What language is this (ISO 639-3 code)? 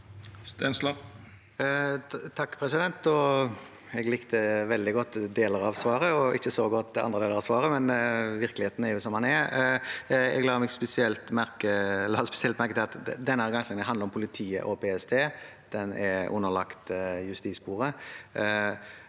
nor